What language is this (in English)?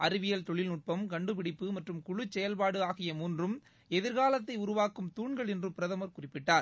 Tamil